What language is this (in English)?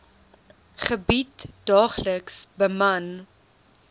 Afrikaans